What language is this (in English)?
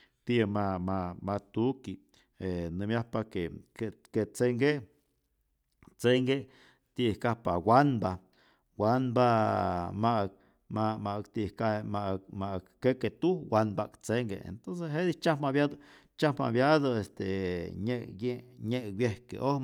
Rayón Zoque